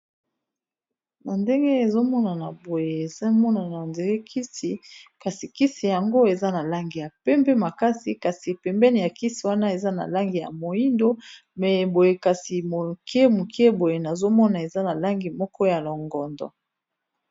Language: Lingala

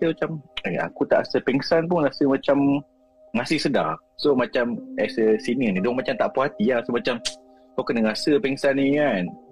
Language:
Malay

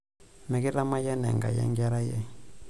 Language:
Masai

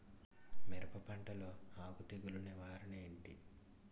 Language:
Telugu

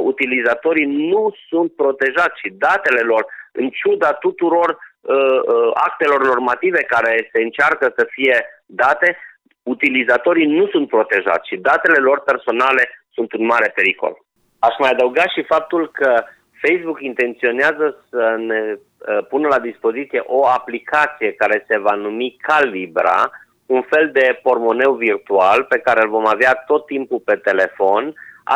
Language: Romanian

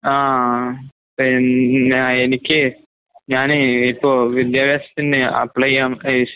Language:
Malayalam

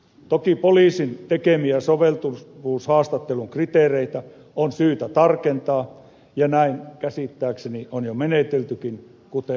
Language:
Finnish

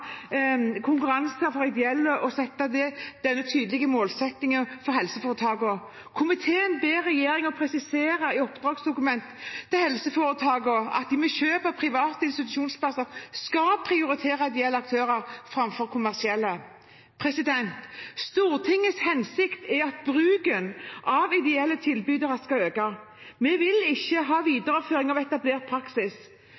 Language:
Norwegian Bokmål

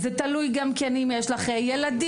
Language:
Hebrew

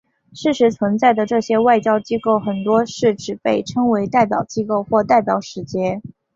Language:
Chinese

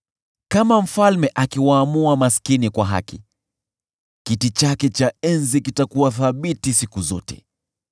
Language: Swahili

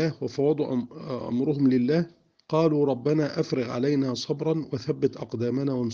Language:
Arabic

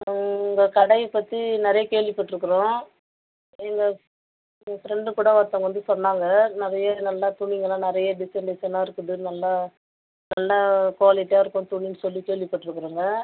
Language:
Tamil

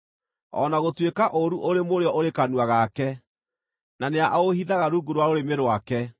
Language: Kikuyu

